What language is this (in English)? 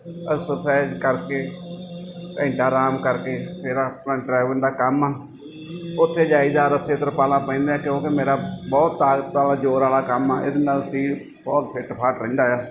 Punjabi